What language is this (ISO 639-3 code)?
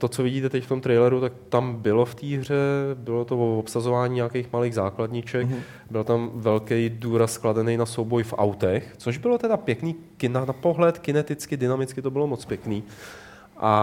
ces